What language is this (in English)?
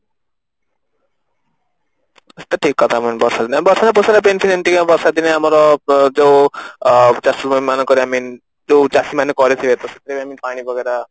Odia